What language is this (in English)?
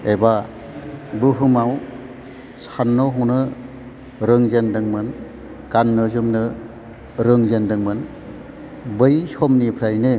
Bodo